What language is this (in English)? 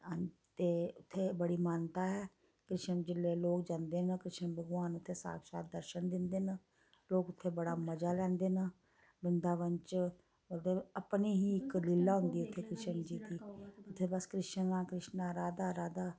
Dogri